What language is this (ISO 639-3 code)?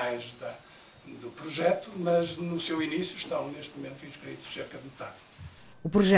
por